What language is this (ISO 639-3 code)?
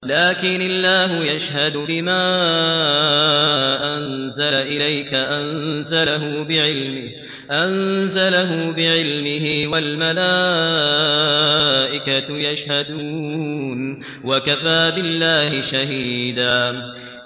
ara